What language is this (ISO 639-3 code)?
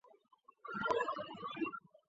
zho